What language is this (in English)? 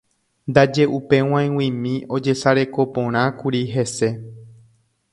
Guarani